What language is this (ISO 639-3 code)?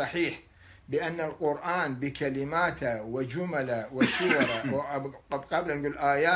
ara